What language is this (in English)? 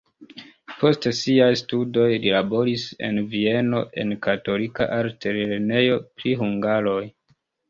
Esperanto